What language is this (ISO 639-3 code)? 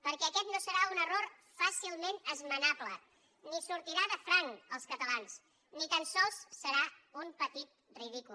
cat